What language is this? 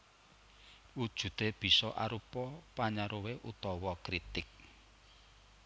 Javanese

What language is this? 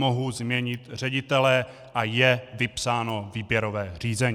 Czech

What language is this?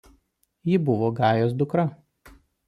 Lithuanian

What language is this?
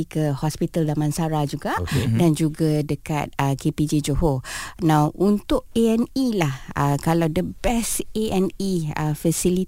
Malay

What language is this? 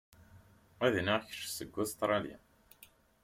Kabyle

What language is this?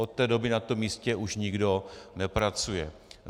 Czech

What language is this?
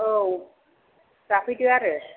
Bodo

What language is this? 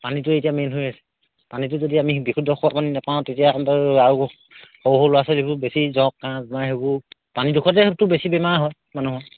Assamese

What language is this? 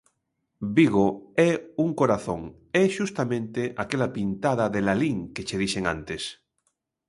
Galician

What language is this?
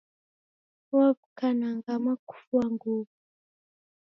Taita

